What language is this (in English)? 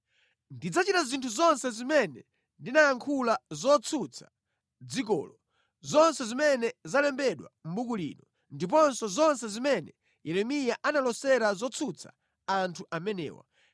Nyanja